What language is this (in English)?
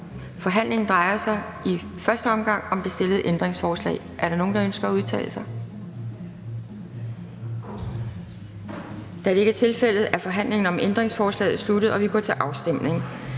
Danish